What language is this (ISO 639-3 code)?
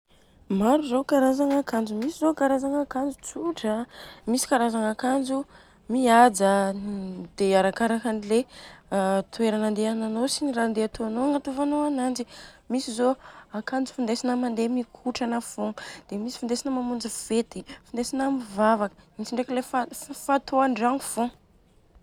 bzc